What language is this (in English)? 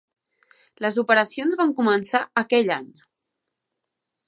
Catalan